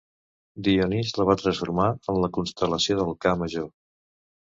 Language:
Catalan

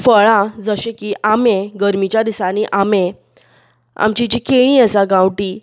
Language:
Konkani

